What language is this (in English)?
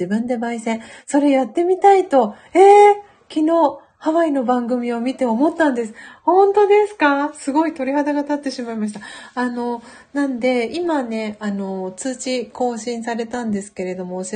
Japanese